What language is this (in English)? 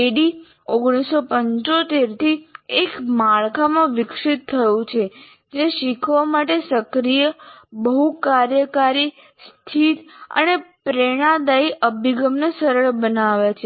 Gujarati